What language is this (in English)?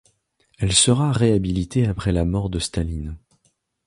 French